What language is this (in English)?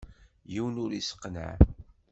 Kabyle